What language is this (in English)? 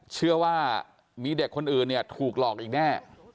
Thai